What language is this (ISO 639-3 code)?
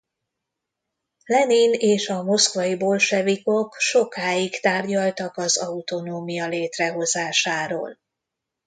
hun